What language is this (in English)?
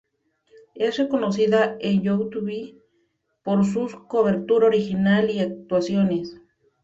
Spanish